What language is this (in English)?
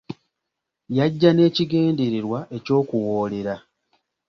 Ganda